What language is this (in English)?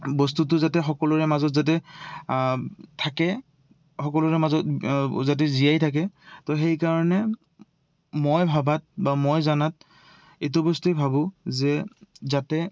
Assamese